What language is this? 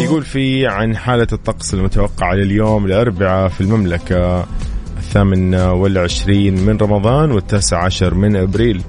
Arabic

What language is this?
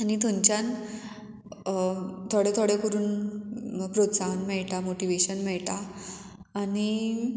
Konkani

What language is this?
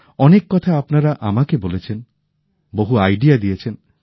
Bangla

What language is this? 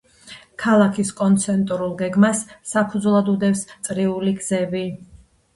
Georgian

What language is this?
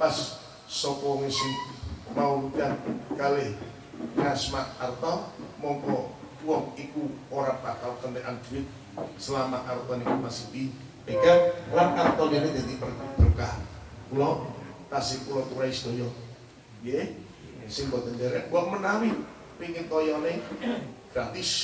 Indonesian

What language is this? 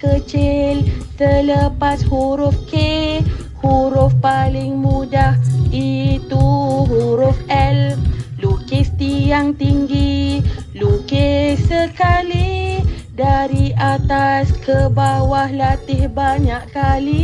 Malay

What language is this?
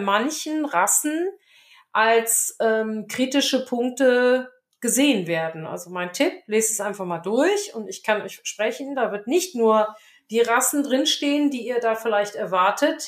German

